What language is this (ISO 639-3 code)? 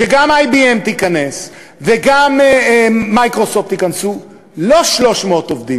heb